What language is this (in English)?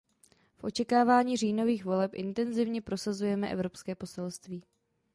Czech